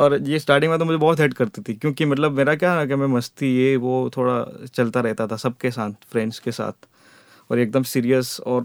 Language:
Hindi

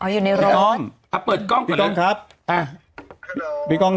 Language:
Thai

